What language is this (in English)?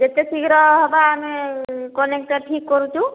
Odia